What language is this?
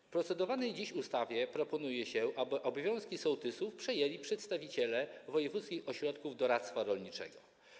Polish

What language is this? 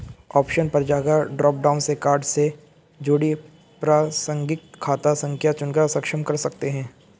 Hindi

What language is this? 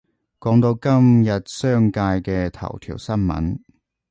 Cantonese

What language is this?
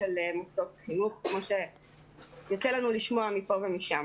Hebrew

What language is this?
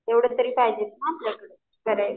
Marathi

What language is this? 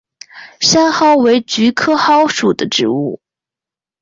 Chinese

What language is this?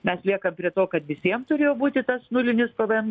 Lithuanian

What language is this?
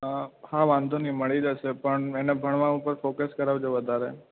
Gujarati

